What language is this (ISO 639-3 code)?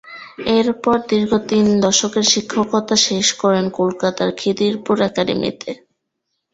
ben